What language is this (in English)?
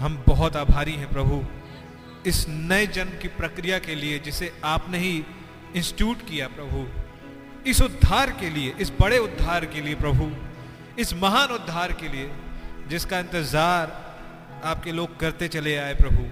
Hindi